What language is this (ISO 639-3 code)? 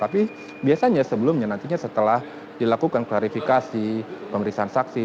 ind